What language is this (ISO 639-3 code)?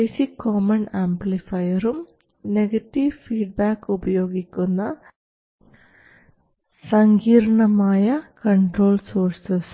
mal